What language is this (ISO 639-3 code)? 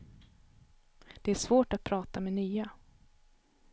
swe